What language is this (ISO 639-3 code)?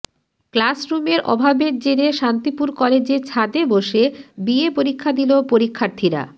ben